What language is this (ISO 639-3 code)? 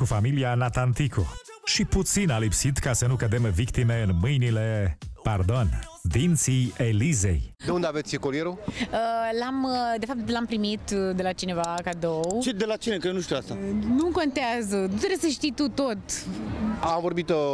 ron